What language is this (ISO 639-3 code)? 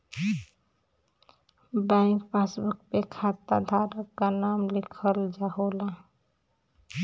bho